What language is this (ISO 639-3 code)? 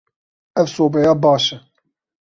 kur